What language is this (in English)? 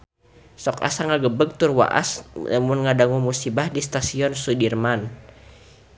Sundanese